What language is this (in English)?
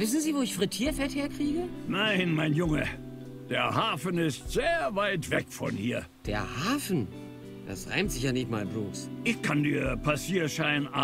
German